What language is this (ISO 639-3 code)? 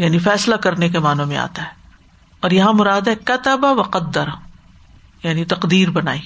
urd